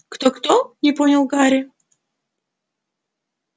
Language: Russian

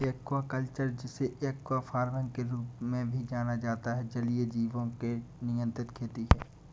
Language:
Hindi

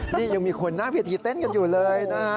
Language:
Thai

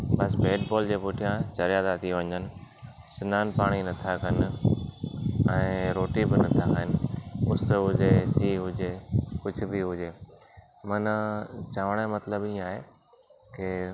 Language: Sindhi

